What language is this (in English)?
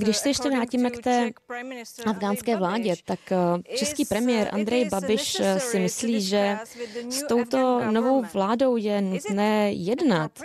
Czech